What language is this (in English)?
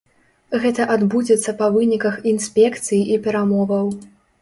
Belarusian